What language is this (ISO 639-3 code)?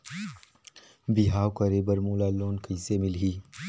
hne